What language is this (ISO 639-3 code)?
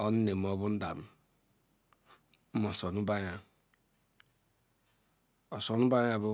ikw